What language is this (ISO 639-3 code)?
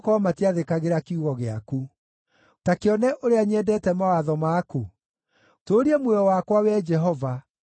kik